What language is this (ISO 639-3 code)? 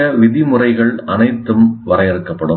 tam